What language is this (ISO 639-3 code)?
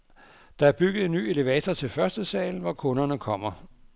dan